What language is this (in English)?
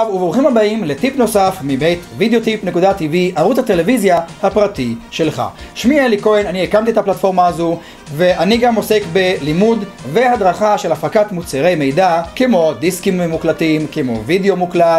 Hebrew